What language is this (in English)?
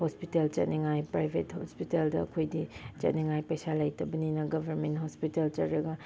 Manipuri